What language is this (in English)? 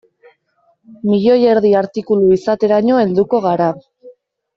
Basque